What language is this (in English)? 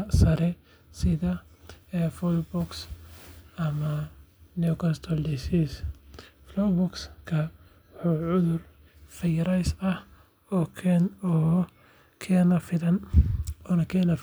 Somali